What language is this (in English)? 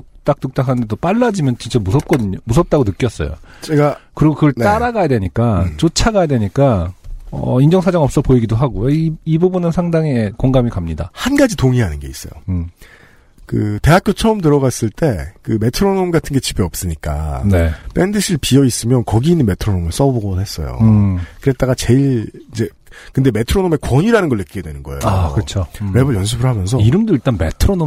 Korean